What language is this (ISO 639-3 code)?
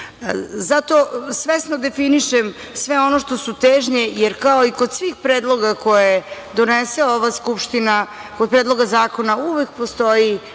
srp